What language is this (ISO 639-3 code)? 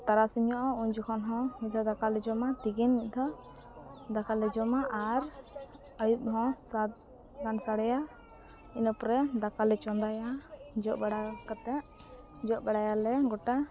sat